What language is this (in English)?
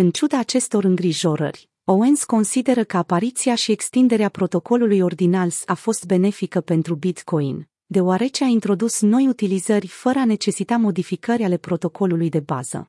Romanian